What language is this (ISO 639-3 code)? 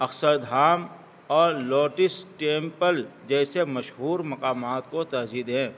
urd